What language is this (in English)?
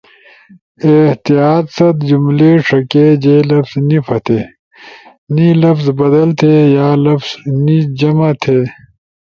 Ushojo